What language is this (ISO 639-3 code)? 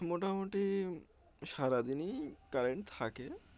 ben